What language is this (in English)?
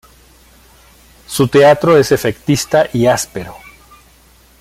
Spanish